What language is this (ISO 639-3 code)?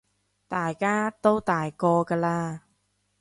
yue